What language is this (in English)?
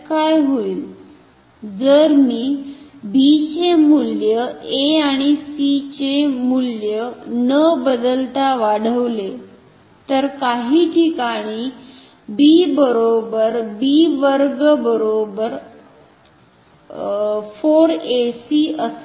Marathi